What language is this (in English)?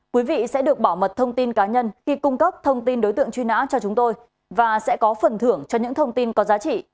Vietnamese